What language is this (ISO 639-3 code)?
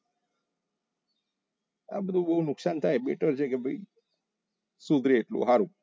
guj